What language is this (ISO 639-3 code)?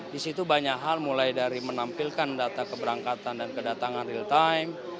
ind